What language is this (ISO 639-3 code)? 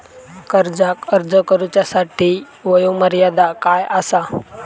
mar